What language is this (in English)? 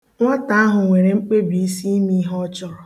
Igbo